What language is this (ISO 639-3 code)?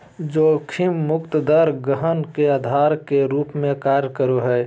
mag